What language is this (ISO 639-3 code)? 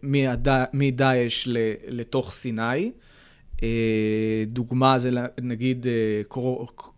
heb